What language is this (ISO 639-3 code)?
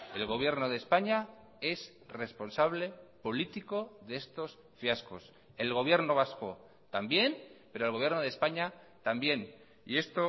spa